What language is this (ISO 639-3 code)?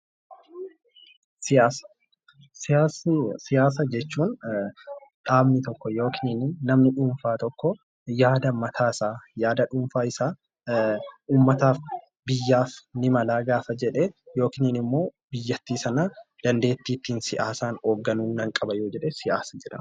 orm